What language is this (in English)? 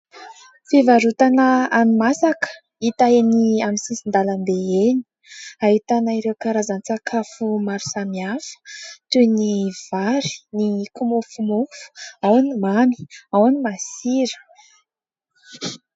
Malagasy